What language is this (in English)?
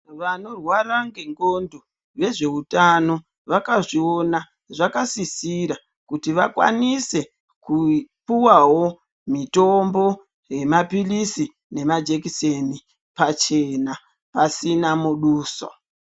Ndau